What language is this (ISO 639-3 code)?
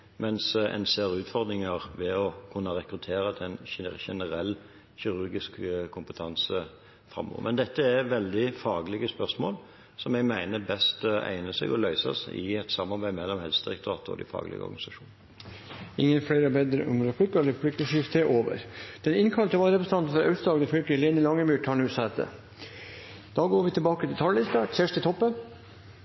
nob